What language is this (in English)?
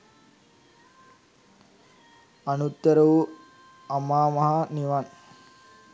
Sinhala